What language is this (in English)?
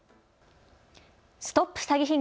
Japanese